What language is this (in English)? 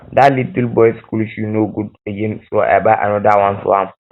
Nigerian Pidgin